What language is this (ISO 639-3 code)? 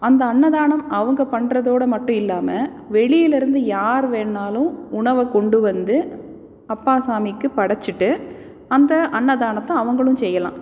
tam